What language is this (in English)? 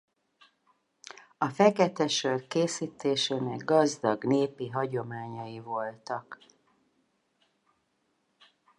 Hungarian